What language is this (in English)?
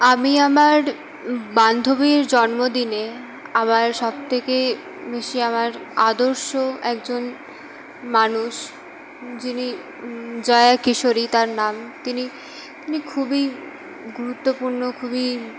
Bangla